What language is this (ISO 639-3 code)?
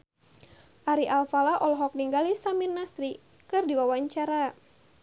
sun